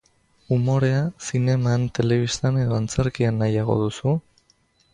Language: Basque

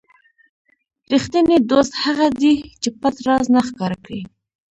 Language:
Pashto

